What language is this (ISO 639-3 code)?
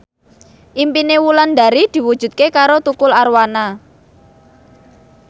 jav